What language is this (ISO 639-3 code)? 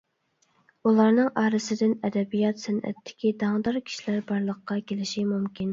uig